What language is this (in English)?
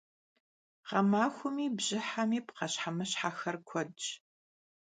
Kabardian